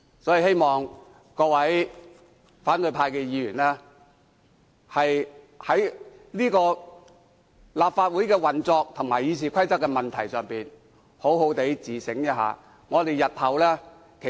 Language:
Cantonese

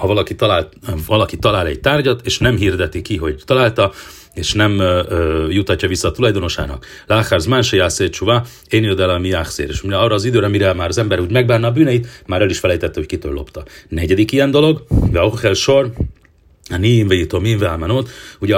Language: Hungarian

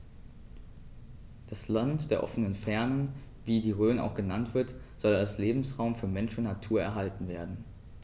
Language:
German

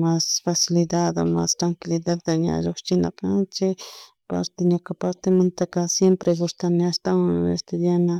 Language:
Chimborazo Highland Quichua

